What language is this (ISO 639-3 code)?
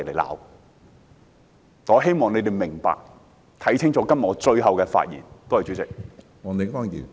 yue